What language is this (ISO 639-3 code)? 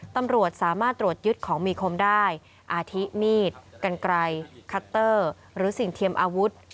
tha